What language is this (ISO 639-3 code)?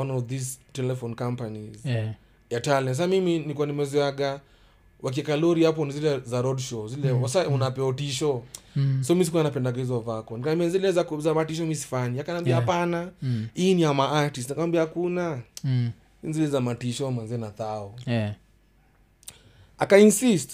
swa